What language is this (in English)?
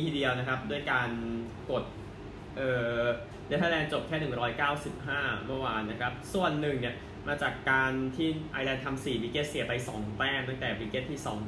Thai